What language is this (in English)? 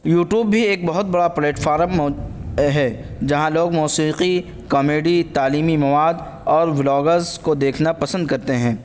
Urdu